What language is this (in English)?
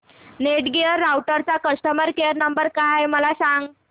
Marathi